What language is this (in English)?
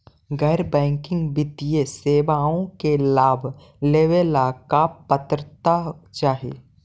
Magahi